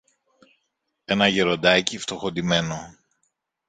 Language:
Greek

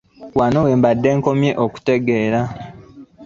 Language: Ganda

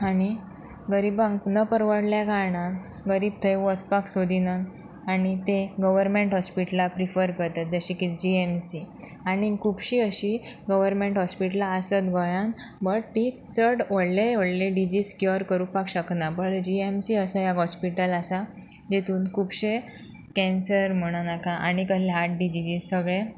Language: Konkani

